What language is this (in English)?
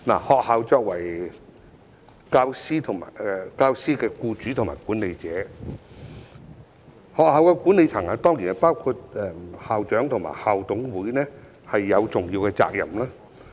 Cantonese